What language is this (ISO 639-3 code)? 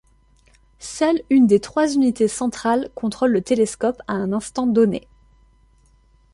fra